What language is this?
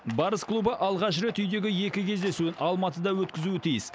Kazakh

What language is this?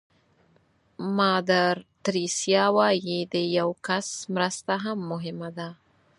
Pashto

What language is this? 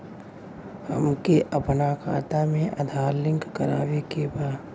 Bhojpuri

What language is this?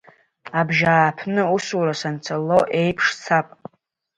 Abkhazian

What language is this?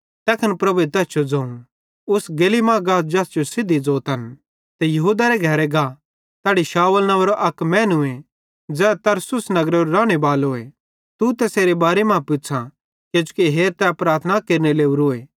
Bhadrawahi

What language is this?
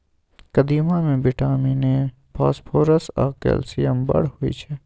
Maithili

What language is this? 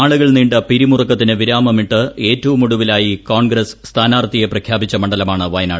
Malayalam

